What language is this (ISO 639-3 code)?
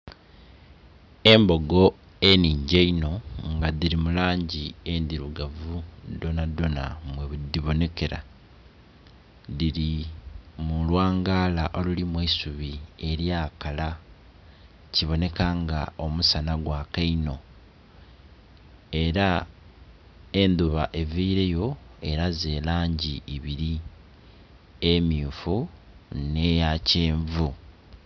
xog